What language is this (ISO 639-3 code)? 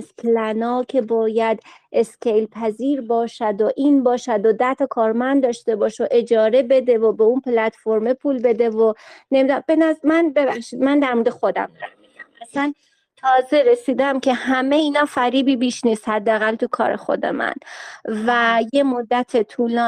fas